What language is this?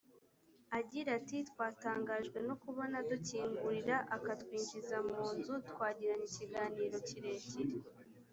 Kinyarwanda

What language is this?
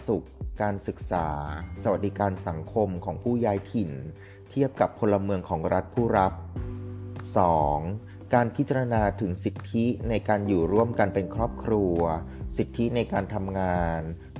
Thai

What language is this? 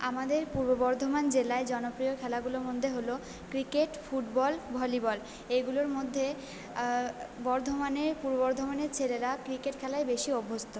Bangla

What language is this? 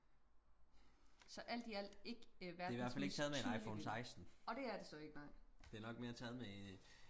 Danish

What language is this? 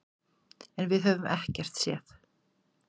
Icelandic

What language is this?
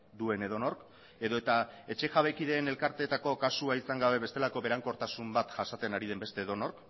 Basque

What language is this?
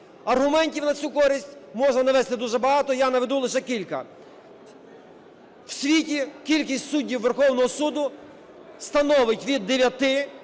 Ukrainian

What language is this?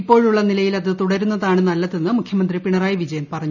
Malayalam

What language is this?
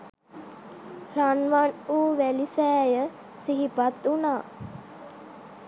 Sinhala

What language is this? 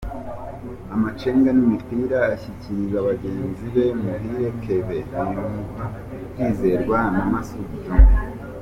Kinyarwanda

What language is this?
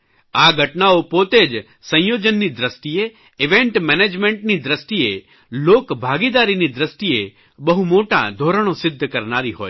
Gujarati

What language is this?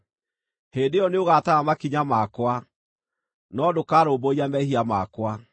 Kikuyu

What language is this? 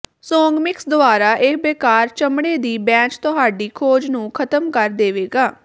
Punjabi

